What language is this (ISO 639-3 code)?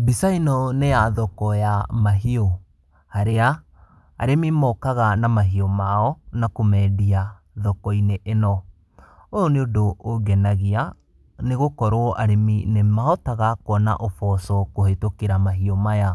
kik